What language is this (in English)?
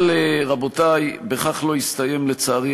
Hebrew